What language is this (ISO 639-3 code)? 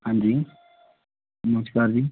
pan